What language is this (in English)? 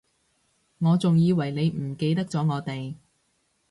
Cantonese